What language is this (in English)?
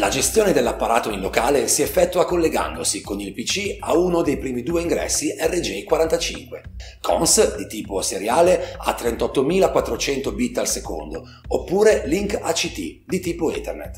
Italian